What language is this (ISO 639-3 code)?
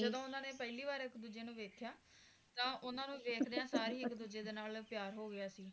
pan